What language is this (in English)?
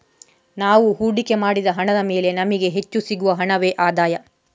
Kannada